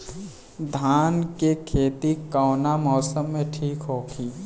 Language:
Bhojpuri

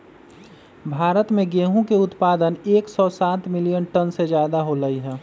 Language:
Magahi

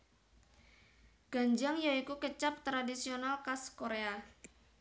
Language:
Javanese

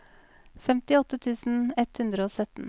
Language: Norwegian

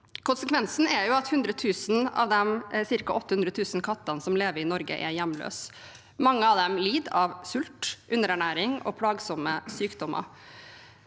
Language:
Norwegian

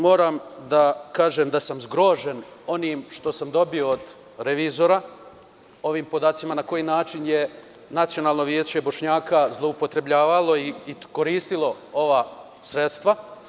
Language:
Serbian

